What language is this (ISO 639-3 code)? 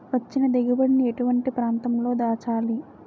tel